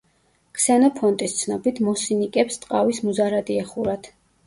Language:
Georgian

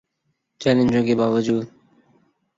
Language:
Urdu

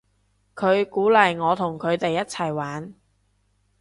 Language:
Cantonese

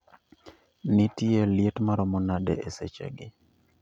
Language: Luo (Kenya and Tanzania)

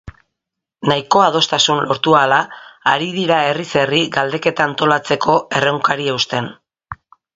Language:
Basque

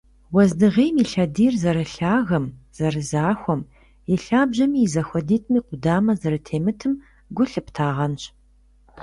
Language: Kabardian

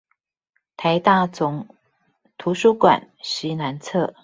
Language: Chinese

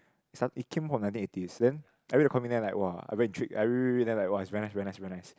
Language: English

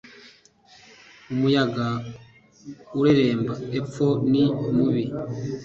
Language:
Kinyarwanda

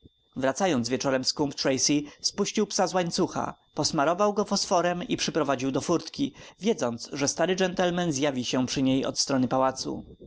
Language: Polish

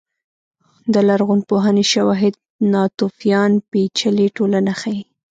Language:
Pashto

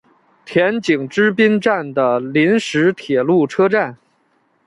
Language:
Chinese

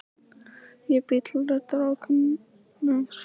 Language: Icelandic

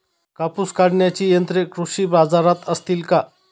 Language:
Marathi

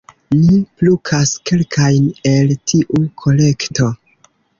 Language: Esperanto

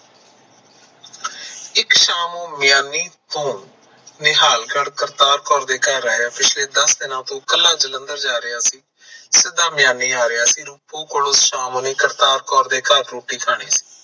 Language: Punjabi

